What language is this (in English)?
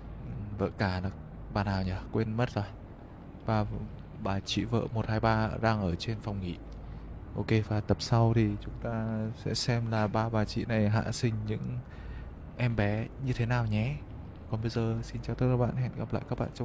Vietnamese